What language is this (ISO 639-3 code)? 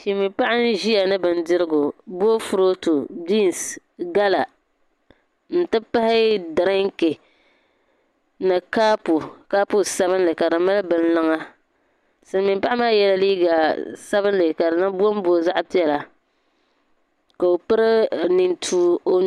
dag